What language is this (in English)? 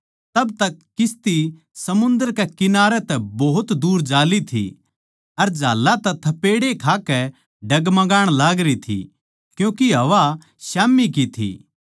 Haryanvi